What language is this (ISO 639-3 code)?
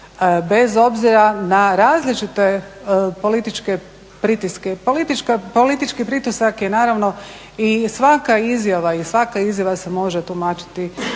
hrv